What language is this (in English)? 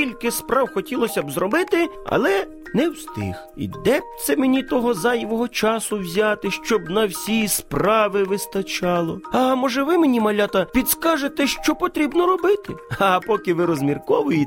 Ukrainian